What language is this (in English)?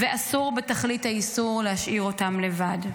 Hebrew